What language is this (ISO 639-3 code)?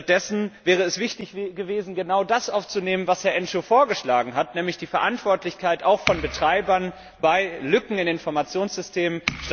deu